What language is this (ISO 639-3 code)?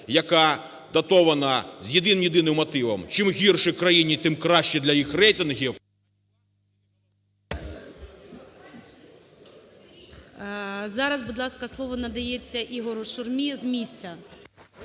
ukr